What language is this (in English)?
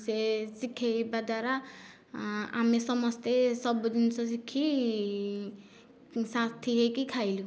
Odia